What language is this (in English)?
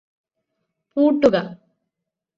Malayalam